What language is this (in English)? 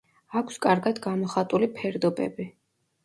Georgian